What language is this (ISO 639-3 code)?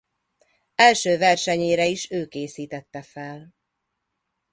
hun